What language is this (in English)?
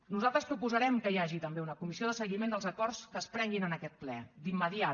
Catalan